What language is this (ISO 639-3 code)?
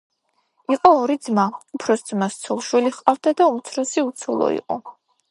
kat